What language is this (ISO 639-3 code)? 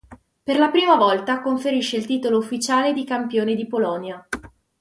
ita